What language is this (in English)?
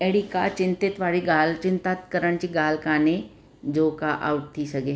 Sindhi